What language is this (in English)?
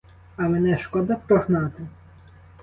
Ukrainian